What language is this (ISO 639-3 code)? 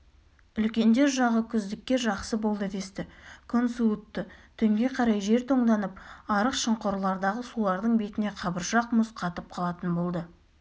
kaz